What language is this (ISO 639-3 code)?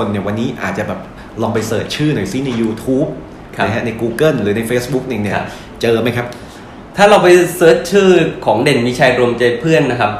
tha